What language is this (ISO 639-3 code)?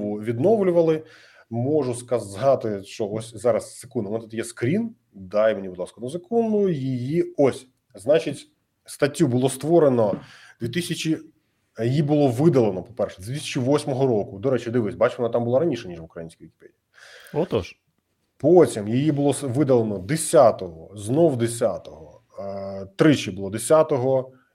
ukr